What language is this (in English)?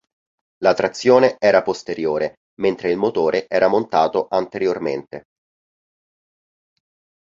Italian